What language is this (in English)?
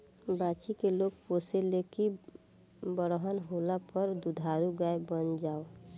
Bhojpuri